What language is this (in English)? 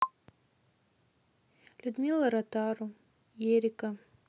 Russian